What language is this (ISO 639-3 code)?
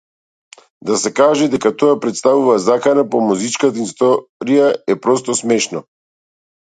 mkd